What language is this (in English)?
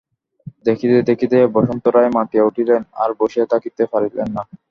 Bangla